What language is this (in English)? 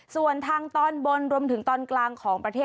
Thai